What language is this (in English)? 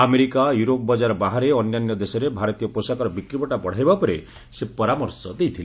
Odia